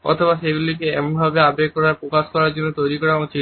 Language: Bangla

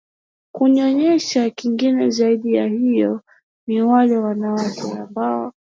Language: Swahili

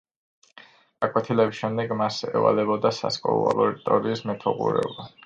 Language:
Georgian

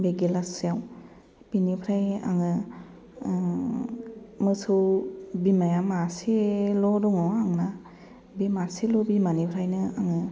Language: Bodo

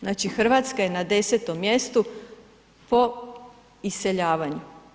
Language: Croatian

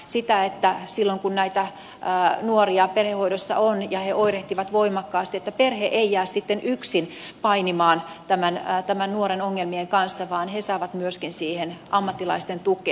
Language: Finnish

